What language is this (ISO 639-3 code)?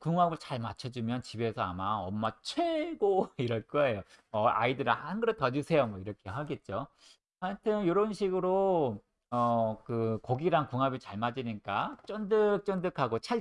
kor